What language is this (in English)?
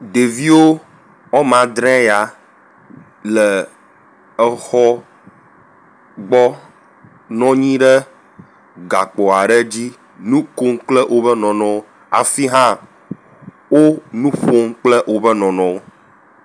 Ewe